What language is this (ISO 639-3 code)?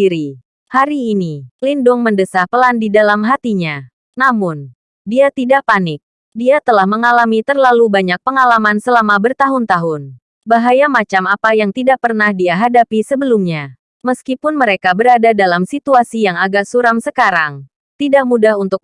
ind